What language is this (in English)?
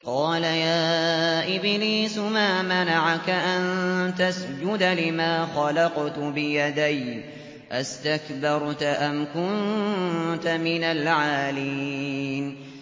Arabic